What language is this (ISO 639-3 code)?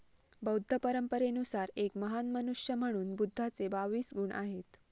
mar